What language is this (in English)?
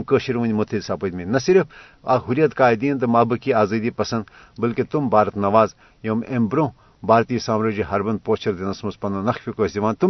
Urdu